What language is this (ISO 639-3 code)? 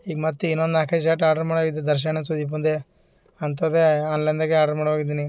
kan